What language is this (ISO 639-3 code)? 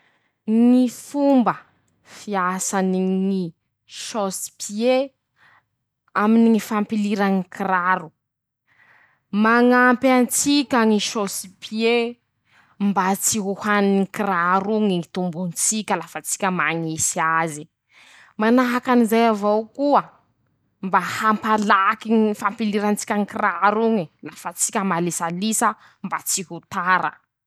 msh